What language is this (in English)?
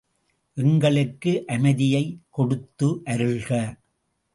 Tamil